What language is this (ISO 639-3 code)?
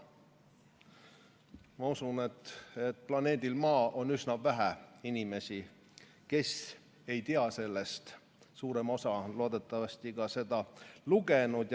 est